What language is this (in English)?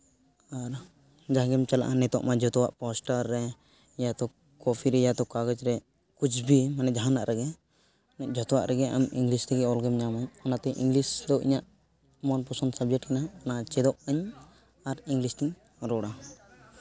Santali